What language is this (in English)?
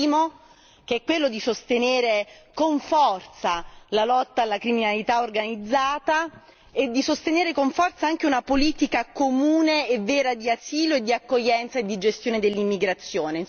Italian